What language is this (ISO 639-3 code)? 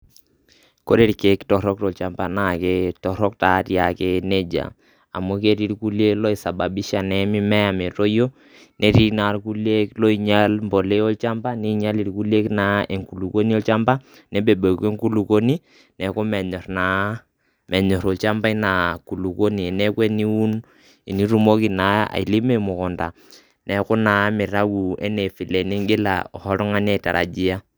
mas